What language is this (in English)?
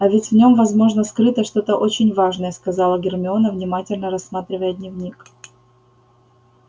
Russian